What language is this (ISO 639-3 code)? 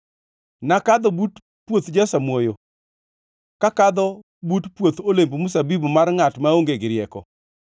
luo